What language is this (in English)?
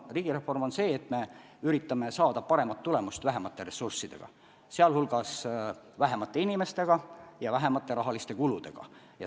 Estonian